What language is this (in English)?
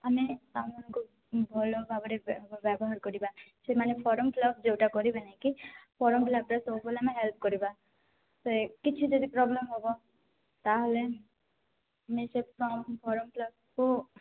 Odia